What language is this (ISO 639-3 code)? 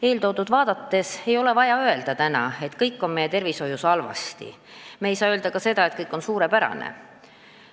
est